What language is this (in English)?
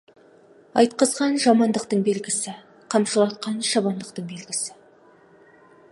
Kazakh